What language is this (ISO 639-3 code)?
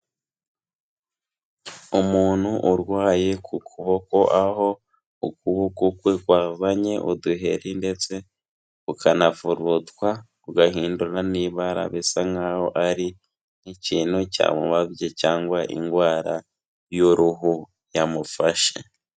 kin